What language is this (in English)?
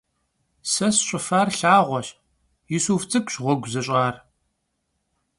Kabardian